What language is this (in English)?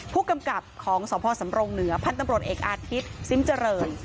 Thai